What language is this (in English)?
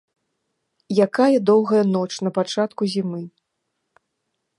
Belarusian